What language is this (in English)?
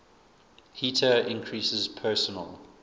English